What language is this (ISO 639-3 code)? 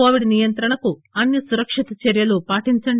tel